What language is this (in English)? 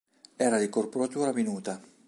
Italian